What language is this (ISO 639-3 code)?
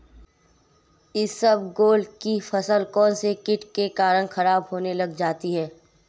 hin